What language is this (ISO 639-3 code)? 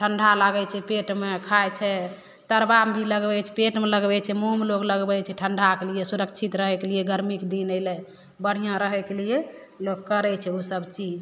mai